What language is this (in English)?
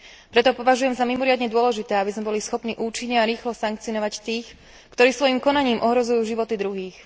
Slovak